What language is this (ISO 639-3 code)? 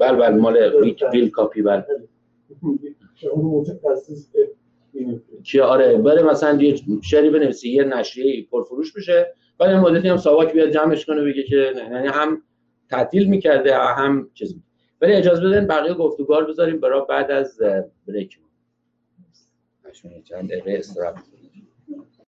fas